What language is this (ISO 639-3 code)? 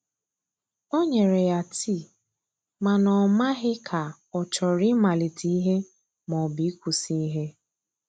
ibo